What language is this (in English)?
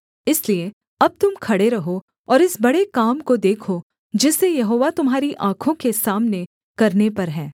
Hindi